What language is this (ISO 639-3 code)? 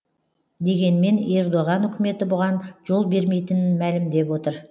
kaz